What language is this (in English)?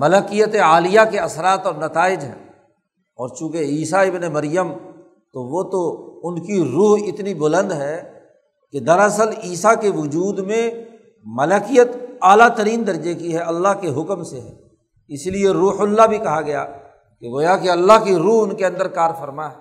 Urdu